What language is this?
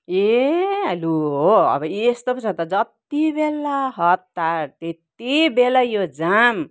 Nepali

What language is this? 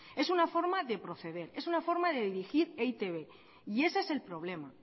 Spanish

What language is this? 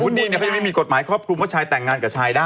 Thai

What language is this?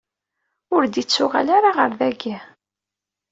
Kabyle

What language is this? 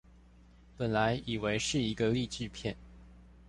Chinese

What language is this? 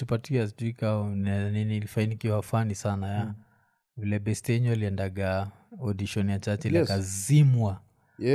Swahili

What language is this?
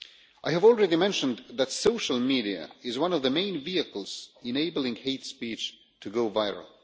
English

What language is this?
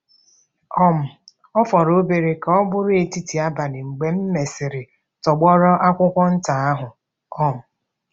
Igbo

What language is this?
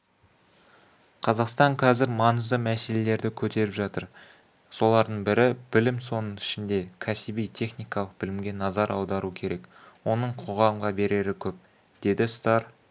Kazakh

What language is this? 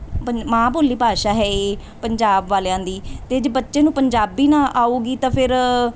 Punjabi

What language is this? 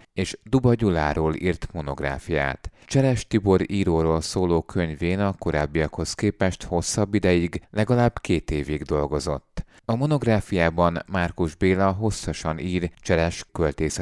Hungarian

